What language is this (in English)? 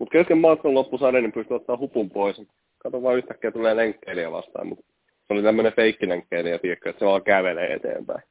Finnish